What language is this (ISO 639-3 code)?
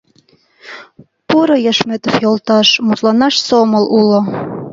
chm